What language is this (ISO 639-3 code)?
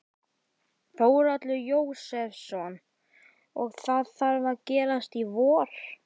isl